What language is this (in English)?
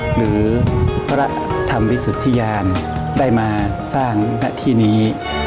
Thai